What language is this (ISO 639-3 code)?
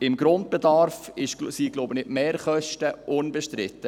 gsw